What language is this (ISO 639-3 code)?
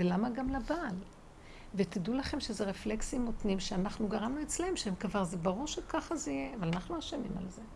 heb